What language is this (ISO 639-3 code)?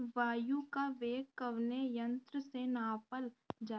bho